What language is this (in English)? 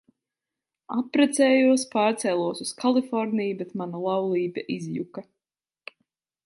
Latvian